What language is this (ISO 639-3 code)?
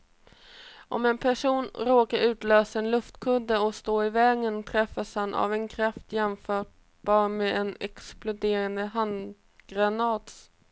swe